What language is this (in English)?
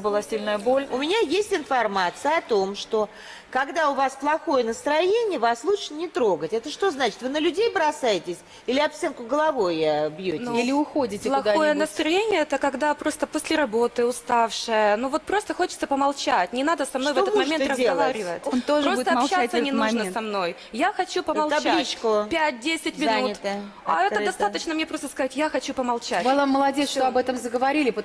Russian